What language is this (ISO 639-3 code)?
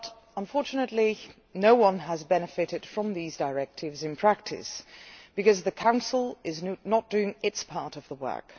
eng